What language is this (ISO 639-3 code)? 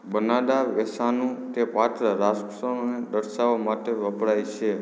guj